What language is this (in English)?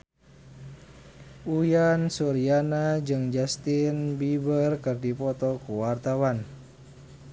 Sundanese